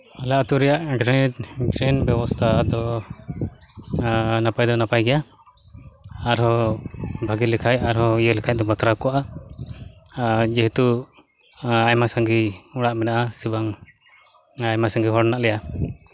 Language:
Santali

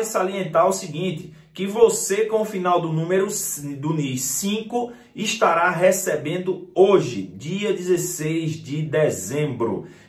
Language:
Portuguese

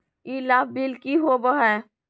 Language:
Magahi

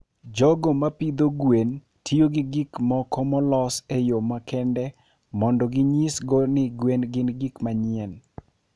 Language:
Luo (Kenya and Tanzania)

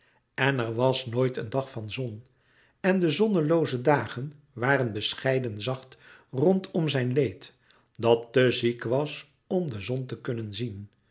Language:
Dutch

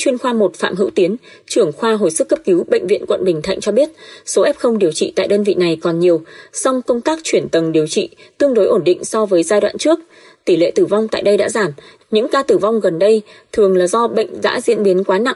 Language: Vietnamese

